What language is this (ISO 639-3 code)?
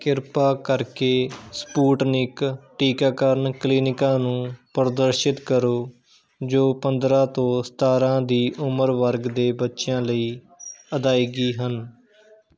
pan